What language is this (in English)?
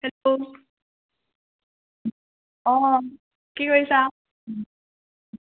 Assamese